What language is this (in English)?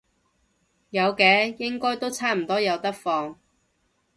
Cantonese